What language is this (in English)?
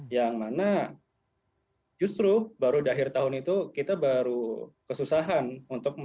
Indonesian